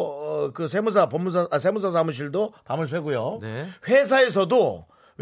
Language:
Korean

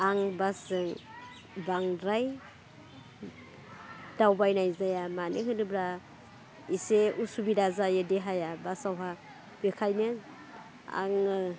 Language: Bodo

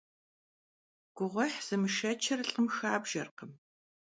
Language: Kabardian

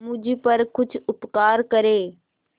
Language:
Hindi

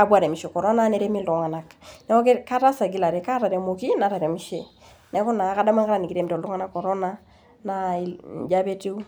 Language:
Masai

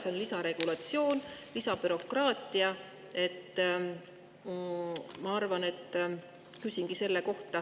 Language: Estonian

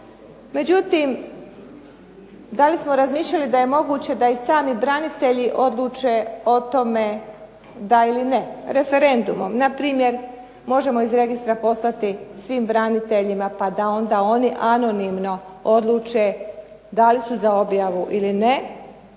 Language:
Croatian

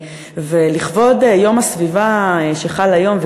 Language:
Hebrew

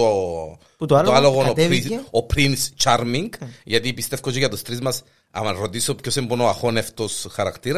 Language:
Greek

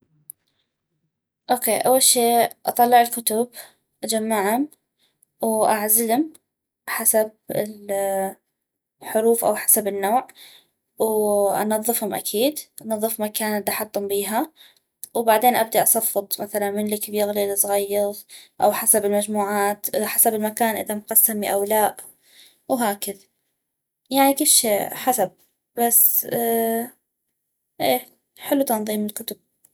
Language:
North Mesopotamian Arabic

